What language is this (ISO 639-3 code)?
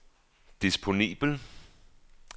dan